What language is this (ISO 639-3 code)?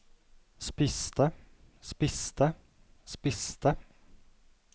nor